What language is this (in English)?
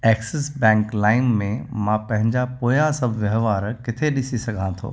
Sindhi